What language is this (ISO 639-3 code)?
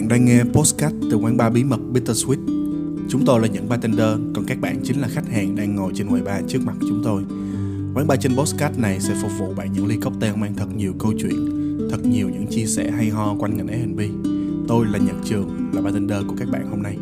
vie